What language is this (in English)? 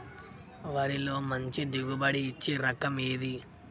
Telugu